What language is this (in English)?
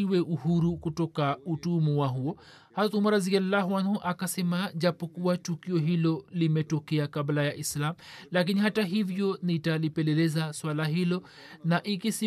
Swahili